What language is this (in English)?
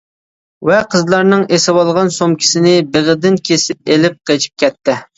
Uyghur